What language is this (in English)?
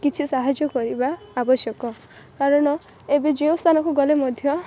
Odia